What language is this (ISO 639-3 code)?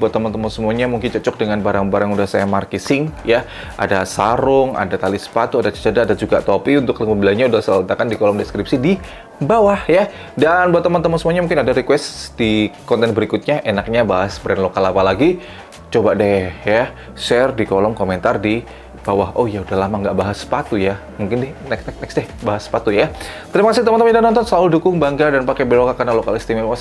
ind